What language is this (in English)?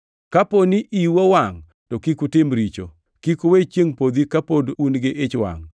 Luo (Kenya and Tanzania)